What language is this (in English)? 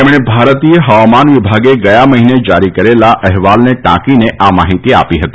Gujarati